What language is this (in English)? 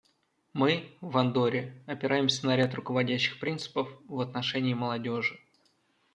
Russian